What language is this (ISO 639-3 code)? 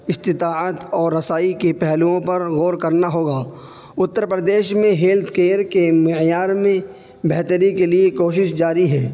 urd